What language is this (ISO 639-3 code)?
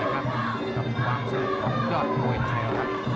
tha